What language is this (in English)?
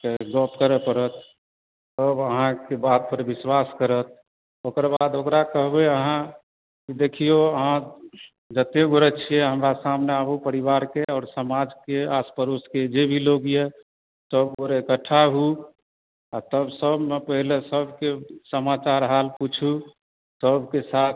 Maithili